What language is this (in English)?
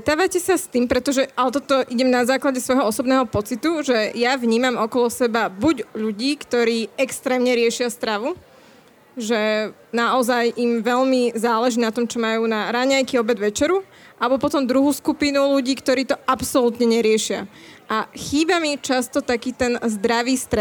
Slovak